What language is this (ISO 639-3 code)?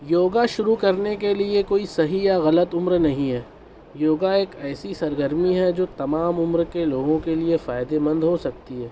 urd